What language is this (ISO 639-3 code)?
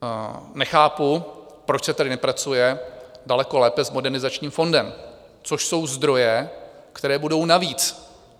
ces